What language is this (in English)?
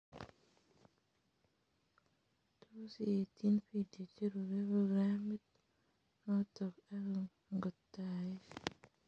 Kalenjin